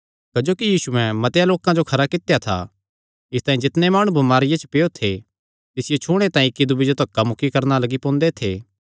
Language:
Kangri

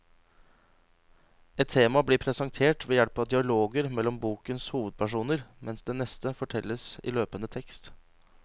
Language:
Norwegian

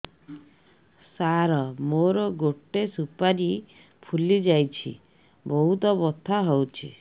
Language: Odia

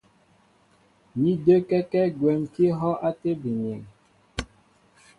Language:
Mbo (Cameroon)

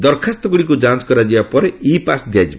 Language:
Odia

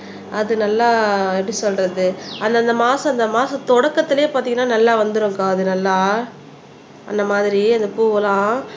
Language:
Tamil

